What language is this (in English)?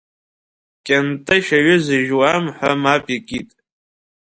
Abkhazian